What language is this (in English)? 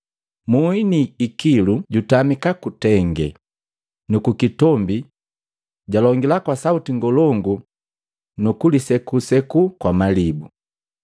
Matengo